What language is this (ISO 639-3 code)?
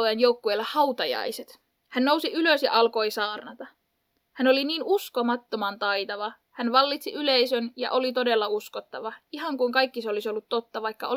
fin